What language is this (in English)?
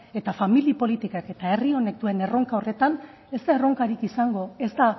Basque